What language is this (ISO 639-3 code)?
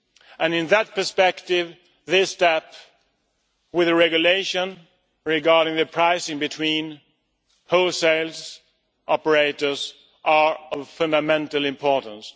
eng